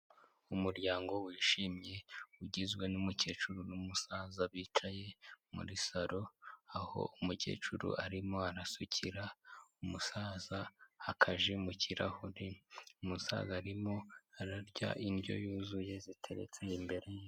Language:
Kinyarwanda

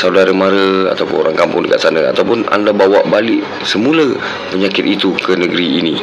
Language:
Malay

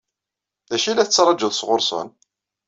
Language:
Kabyle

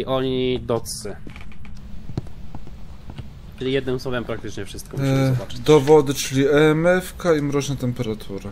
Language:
Polish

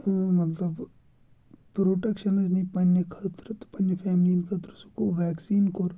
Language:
Kashmiri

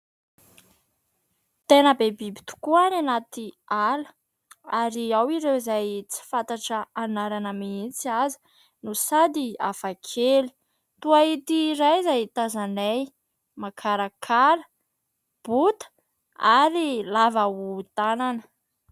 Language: Malagasy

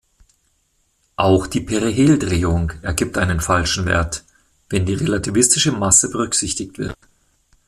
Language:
German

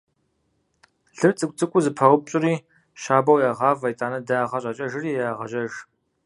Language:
Kabardian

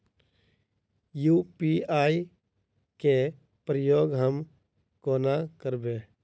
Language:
Maithili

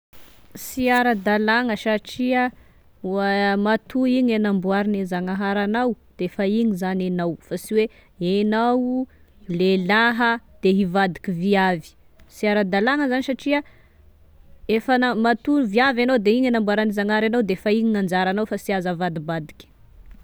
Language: Tesaka Malagasy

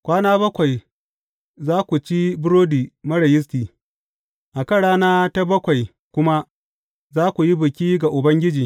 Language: Hausa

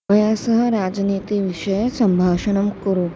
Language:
Sanskrit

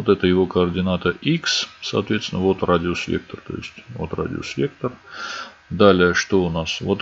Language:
Russian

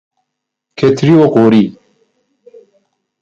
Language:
Persian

